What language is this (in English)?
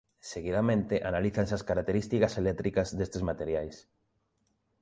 Galician